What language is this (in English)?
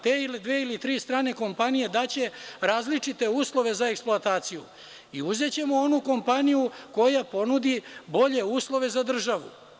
Serbian